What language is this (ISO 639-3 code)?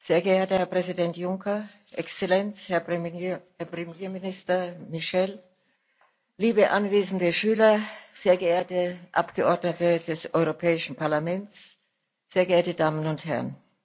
deu